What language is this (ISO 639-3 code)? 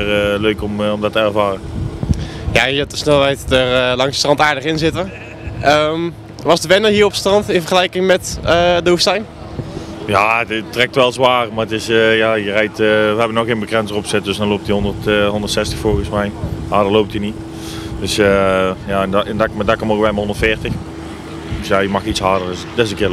nld